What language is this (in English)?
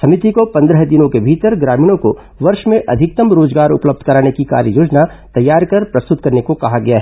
Hindi